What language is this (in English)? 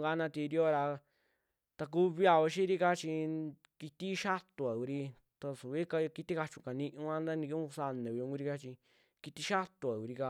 Western Juxtlahuaca Mixtec